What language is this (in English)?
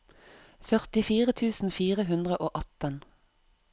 Norwegian